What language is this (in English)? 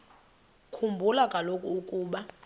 Xhosa